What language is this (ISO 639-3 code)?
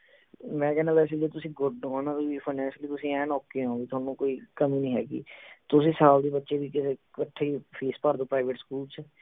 pan